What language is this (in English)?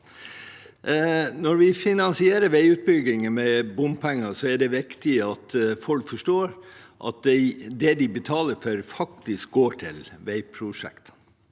Norwegian